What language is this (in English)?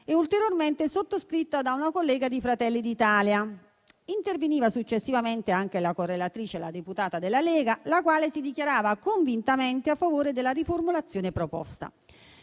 Italian